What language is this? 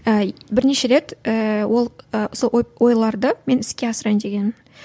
Kazakh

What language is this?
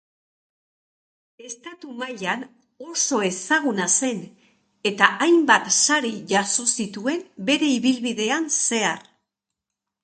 Basque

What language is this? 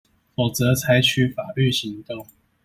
Chinese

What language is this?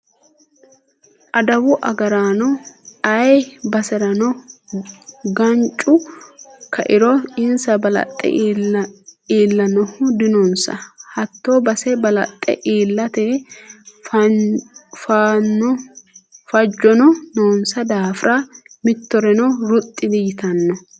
Sidamo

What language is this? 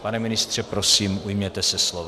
Czech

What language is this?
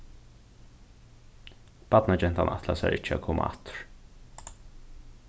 Faroese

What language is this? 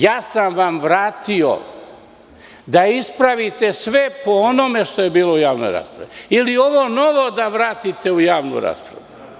Serbian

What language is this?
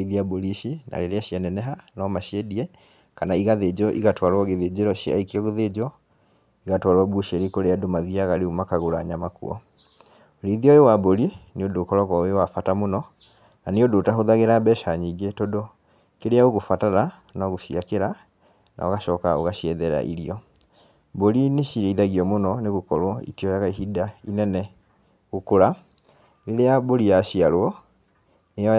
Kikuyu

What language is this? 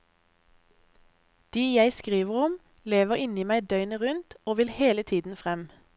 Norwegian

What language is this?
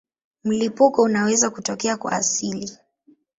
Swahili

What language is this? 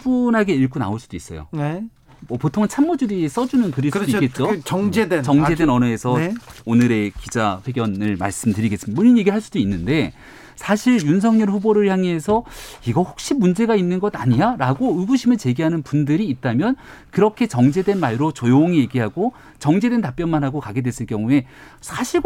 Korean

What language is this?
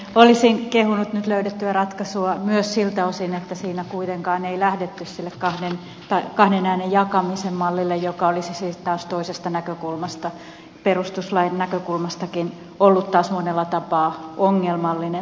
Finnish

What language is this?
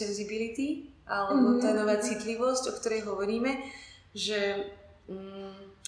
Slovak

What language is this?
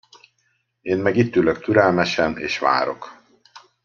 Hungarian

